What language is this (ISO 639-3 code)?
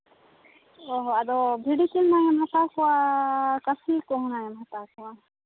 sat